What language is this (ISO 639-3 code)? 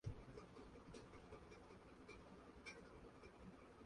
grn